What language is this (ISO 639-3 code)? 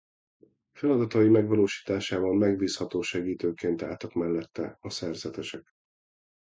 hun